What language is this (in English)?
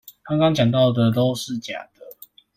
Chinese